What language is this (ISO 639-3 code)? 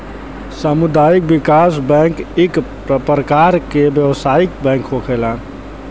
bho